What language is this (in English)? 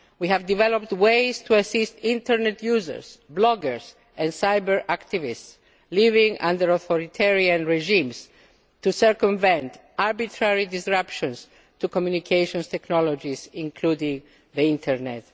English